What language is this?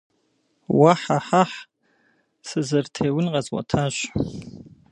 Kabardian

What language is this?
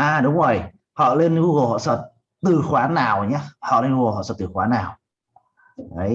Vietnamese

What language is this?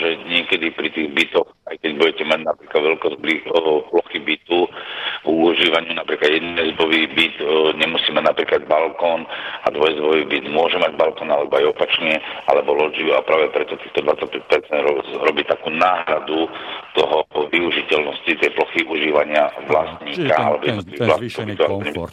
Slovak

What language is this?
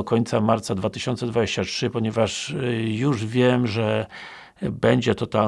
Polish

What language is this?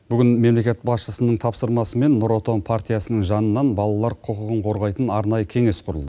Kazakh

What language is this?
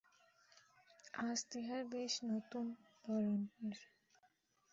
Bangla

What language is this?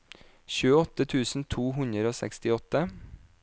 Norwegian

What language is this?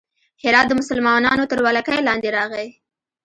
Pashto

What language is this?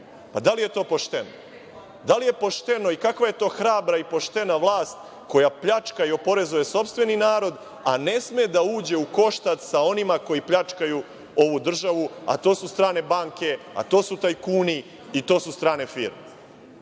Serbian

